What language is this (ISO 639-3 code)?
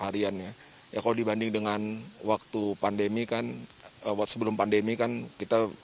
ind